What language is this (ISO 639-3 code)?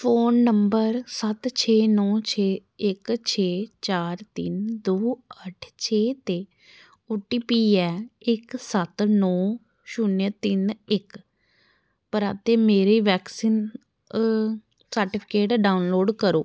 doi